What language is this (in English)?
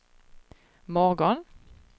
Swedish